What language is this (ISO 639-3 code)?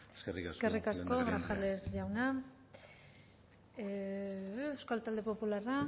eus